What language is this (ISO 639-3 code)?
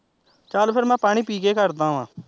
pan